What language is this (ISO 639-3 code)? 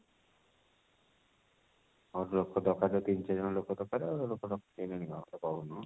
ori